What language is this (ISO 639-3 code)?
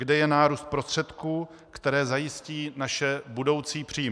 ces